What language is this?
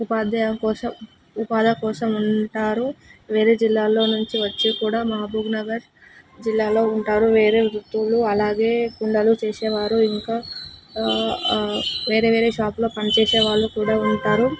Telugu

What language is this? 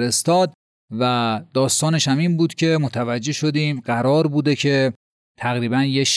Persian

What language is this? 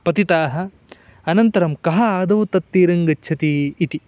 Sanskrit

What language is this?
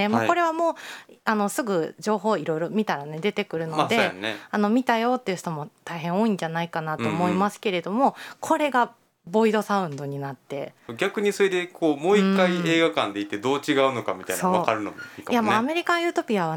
Japanese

